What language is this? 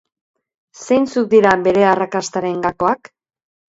Basque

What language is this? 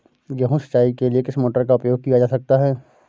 Hindi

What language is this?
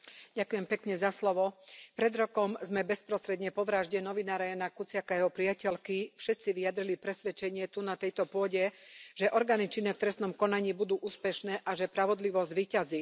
Slovak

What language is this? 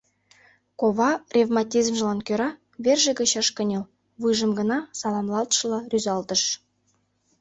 Mari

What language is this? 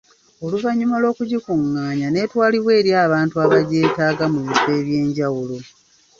Ganda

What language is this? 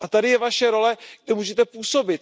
Czech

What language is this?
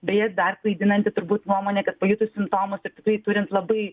Lithuanian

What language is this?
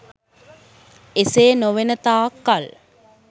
Sinhala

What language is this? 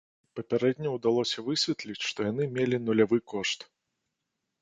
Belarusian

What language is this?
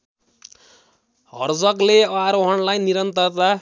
Nepali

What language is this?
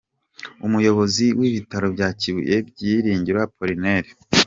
Kinyarwanda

